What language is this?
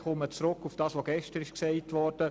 Swiss German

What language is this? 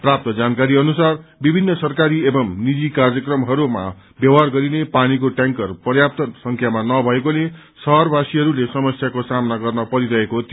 Nepali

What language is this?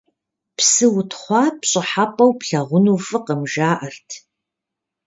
Kabardian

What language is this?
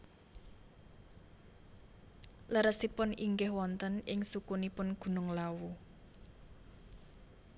Javanese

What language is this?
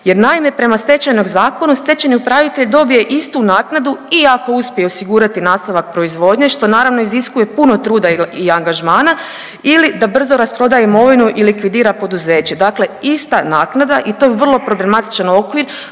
Croatian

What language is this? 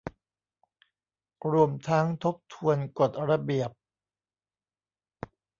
Thai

